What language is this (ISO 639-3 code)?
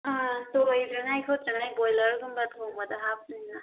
mni